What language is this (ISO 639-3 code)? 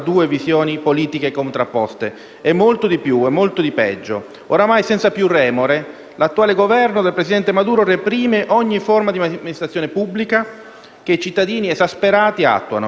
ita